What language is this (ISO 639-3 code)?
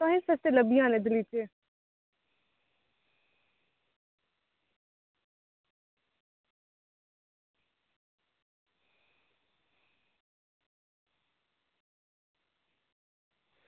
doi